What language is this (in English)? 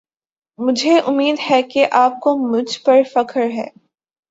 Urdu